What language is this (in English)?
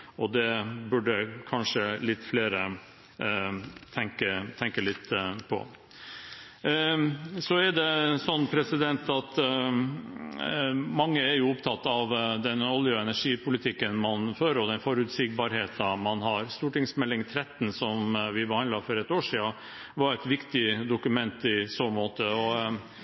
Norwegian Bokmål